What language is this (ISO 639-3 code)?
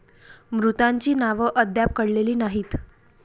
mar